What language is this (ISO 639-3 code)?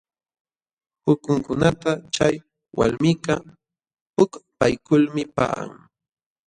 qxw